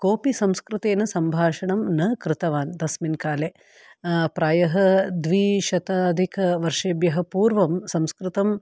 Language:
Sanskrit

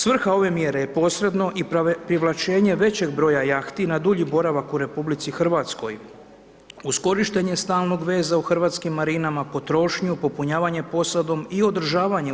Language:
Croatian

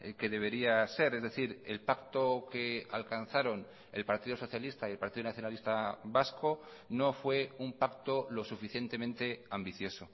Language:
Spanish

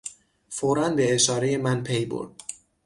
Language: Persian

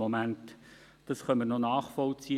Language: Swiss German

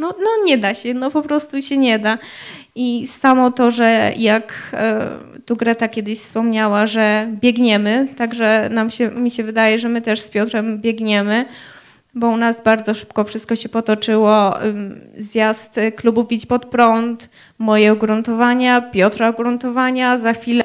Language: Polish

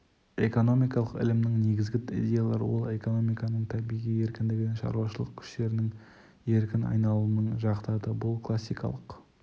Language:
Kazakh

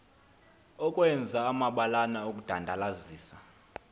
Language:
Xhosa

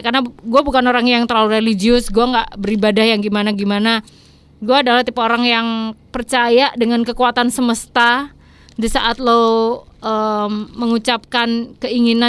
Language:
Indonesian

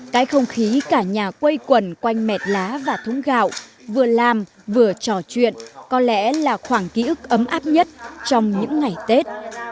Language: Vietnamese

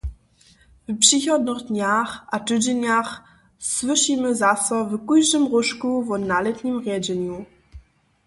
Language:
Upper Sorbian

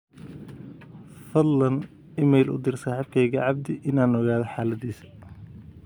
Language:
Somali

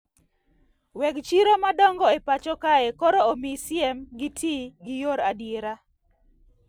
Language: Luo (Kenya and Tanzania)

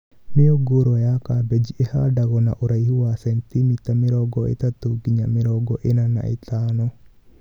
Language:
Kikuyu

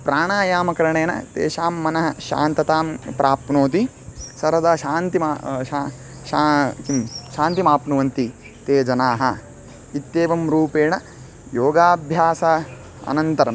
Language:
Sanskrit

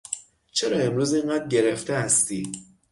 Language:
Persian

